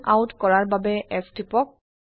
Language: Assamese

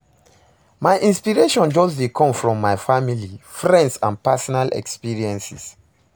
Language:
Nigerian Pidgin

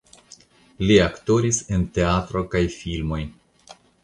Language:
Esperanto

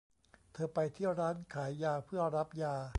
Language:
Thai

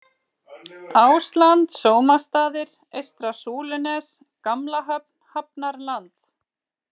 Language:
Icelandic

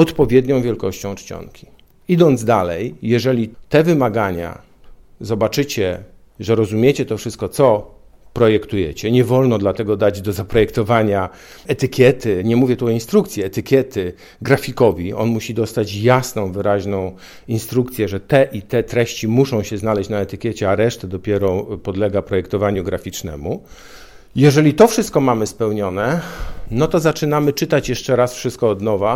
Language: Polish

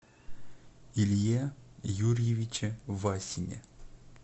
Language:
Russian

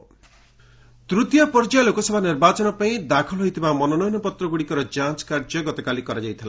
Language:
Odia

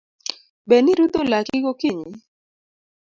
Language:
Luo (Kenya and Tanzania)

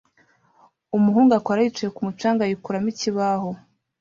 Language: Kinyarwanda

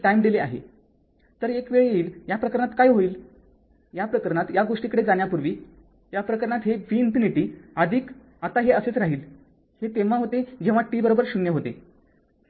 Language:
Marathi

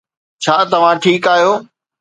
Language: Sindhi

